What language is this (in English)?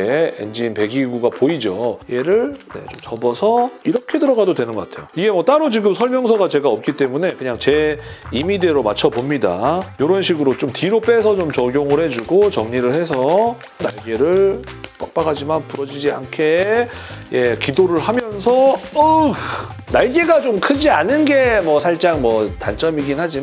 Korean